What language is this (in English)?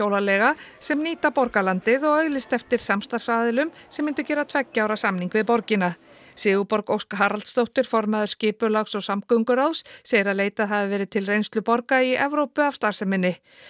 Icelandic